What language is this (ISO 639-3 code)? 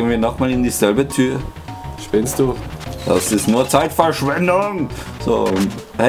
deu